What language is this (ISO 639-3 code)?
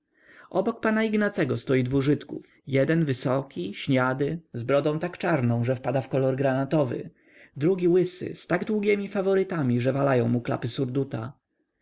pol